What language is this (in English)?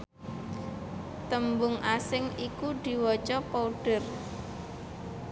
Javanese